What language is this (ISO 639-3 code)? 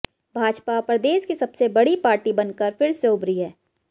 hin